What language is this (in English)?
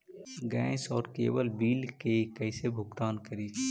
Magahi